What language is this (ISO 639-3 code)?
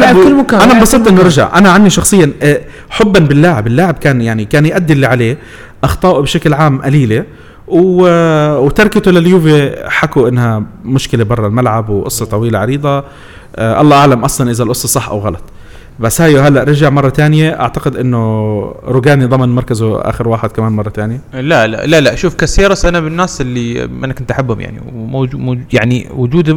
ara